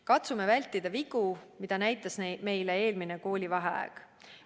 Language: Estonian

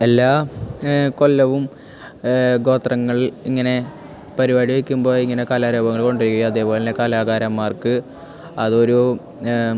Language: Malayalam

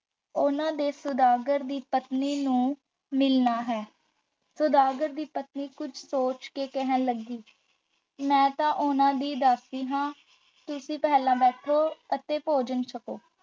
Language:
Punjabi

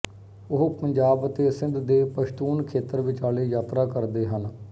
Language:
Punjabi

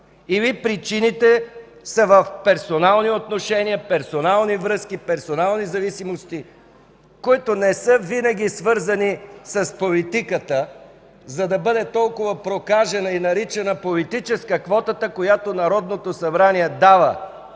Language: Bulgarian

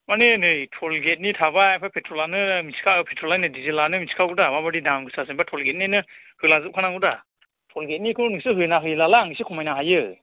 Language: Bodo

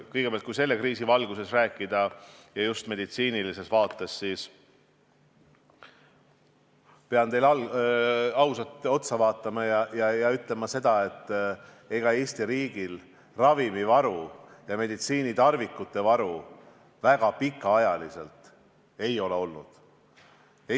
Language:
Estonian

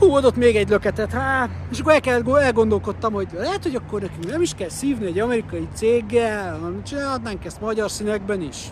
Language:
Hungarian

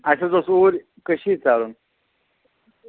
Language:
Kashmiri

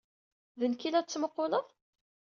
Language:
Kabyle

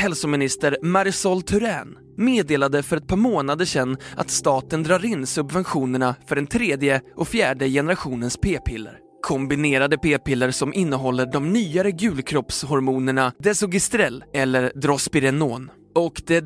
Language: Swedish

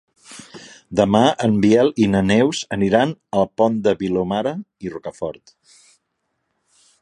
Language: Catalan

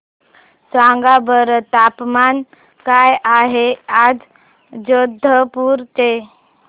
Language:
Marathi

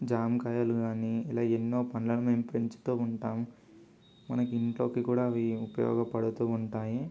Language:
Telugu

